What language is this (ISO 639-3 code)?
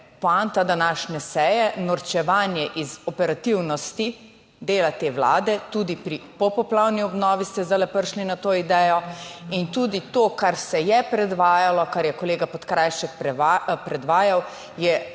slv